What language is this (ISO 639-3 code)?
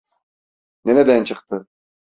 tur